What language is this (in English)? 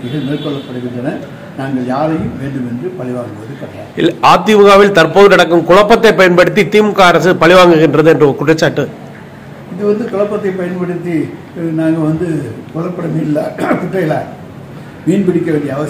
Romanian